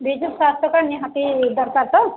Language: Odia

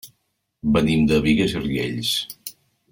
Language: Catalan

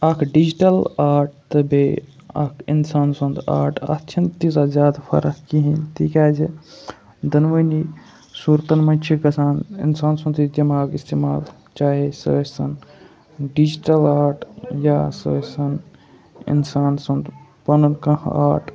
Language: Kashmiri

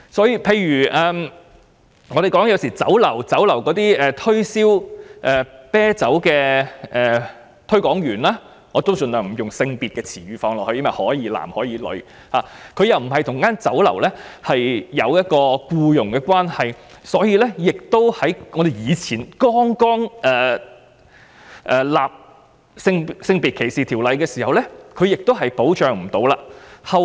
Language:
Cantonese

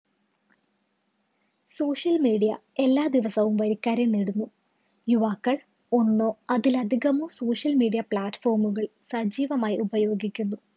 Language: Malayalam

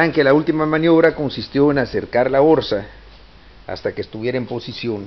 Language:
Spanish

